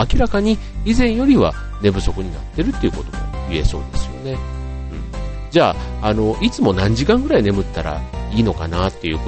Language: Japanese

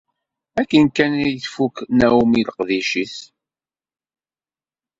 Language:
Kabyle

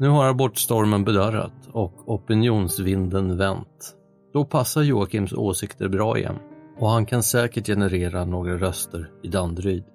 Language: Swedish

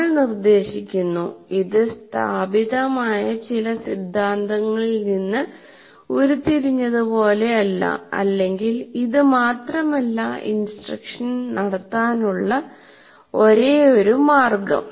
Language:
Malayalam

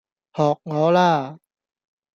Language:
Cantonese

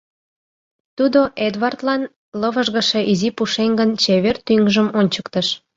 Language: Mari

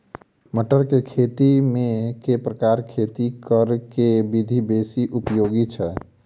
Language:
Maithili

